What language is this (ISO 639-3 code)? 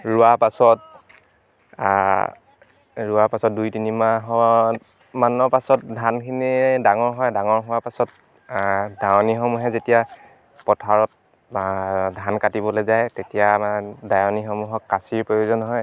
asm